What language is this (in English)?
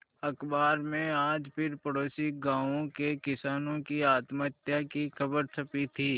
Hindi